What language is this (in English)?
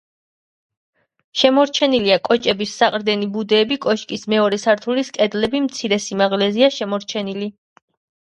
Georgian